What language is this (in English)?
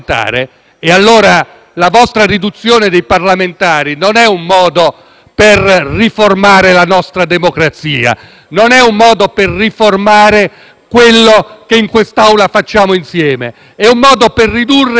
Italian